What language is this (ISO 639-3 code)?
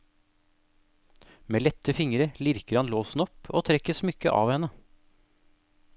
nor